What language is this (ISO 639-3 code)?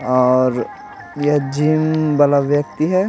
hin